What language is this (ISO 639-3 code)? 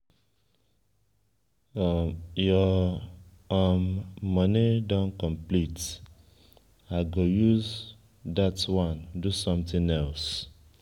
pcm